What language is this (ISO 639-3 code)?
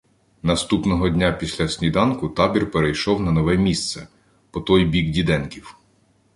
ukr